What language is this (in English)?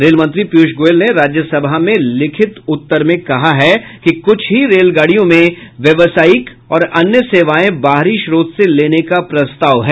Hindi